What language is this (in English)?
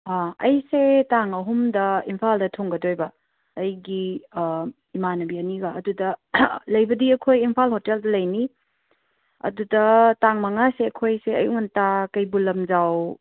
Manipuri